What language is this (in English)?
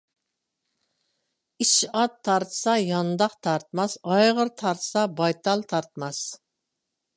Uyghur